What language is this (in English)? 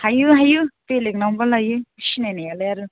Bodo